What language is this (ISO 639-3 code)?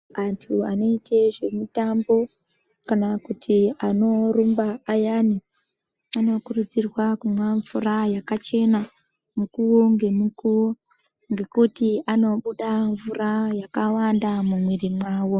ndc